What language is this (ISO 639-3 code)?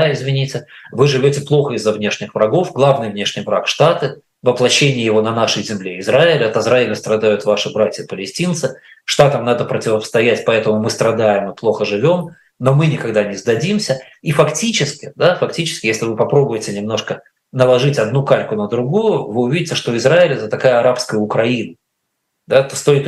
rus